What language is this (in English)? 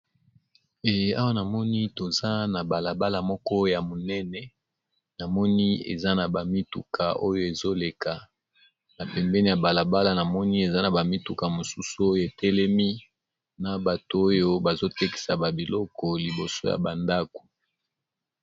Lingala